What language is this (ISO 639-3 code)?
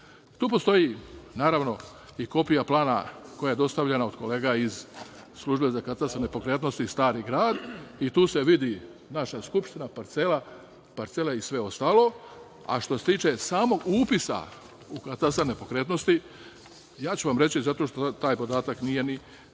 srp